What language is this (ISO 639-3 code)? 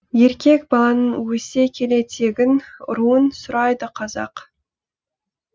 kaz